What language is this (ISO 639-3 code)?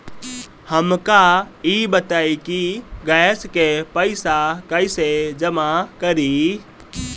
bho